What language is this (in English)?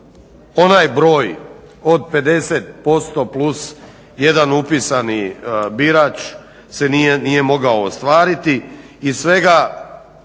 Croatian